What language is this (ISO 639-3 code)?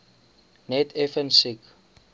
afr